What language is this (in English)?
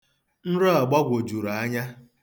Igbo